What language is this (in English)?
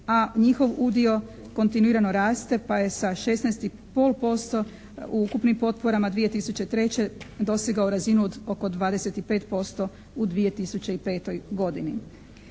Croatian